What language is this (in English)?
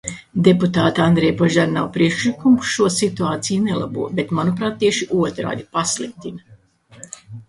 Latvian